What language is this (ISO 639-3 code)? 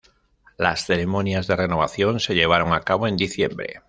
spa